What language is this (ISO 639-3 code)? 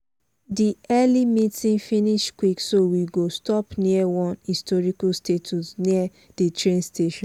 pcm